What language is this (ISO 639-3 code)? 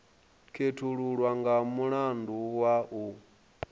ven